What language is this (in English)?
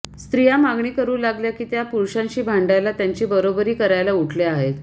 Marathi